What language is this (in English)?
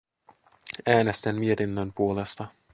Finnish